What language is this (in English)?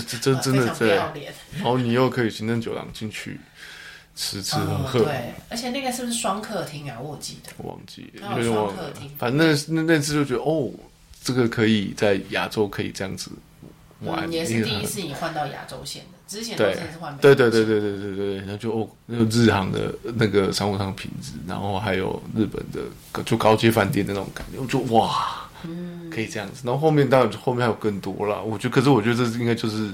Chinese